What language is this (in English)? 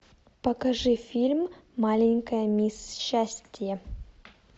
Russian